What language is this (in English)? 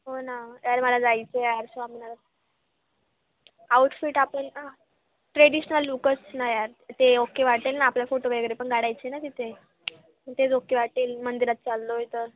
Marathi